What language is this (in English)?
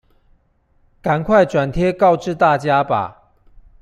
Chinese